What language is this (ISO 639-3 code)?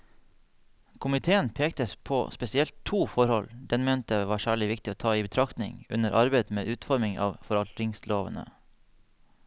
nor